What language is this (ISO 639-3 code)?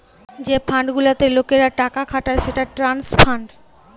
ben